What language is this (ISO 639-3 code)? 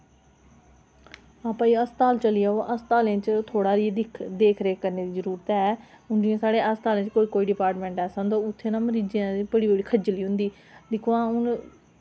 doi